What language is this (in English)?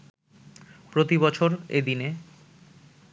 Bangla